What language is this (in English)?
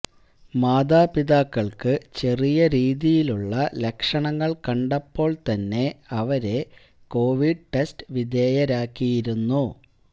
Malayalam